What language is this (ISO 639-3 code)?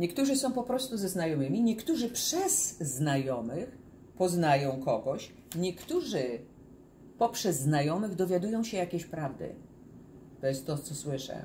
pol